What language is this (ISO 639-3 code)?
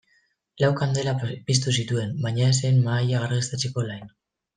eus